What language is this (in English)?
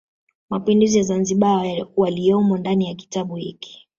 Swahili